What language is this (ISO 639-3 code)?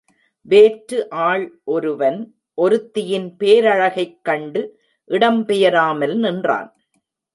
tam